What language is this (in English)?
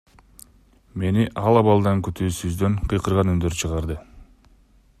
Kyrgyz